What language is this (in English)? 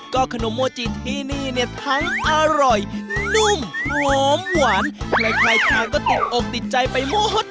Thai